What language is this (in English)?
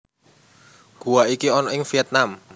Javanese